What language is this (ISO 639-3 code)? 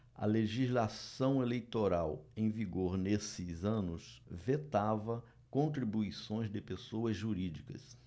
por